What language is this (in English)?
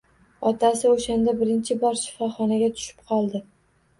Uzbek